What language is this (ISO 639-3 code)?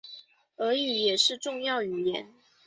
zho